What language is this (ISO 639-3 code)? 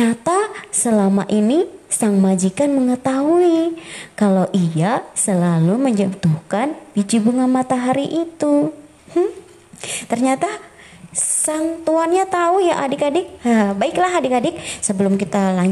ind